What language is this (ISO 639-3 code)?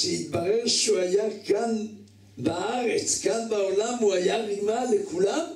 heb